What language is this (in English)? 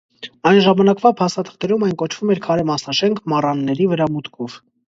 Armenian